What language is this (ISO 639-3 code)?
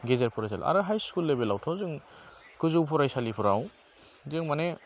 brx